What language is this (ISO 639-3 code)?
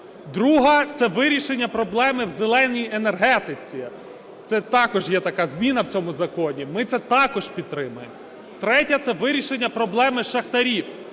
ukr